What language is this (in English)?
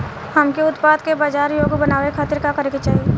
Bhojpuri